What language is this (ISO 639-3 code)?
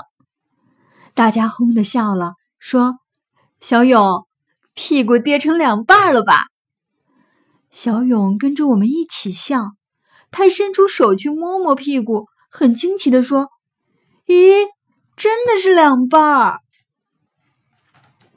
zho